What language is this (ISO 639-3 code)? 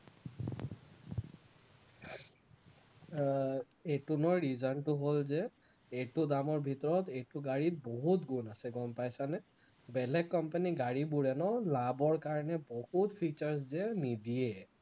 asm